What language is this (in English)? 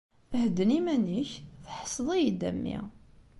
Kabyle